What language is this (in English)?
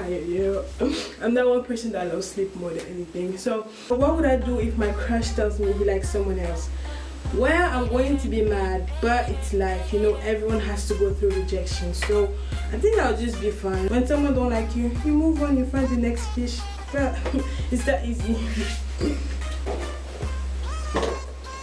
English